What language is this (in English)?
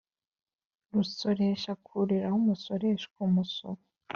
Kinyarwanda